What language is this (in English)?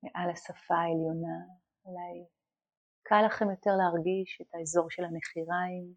Hebrew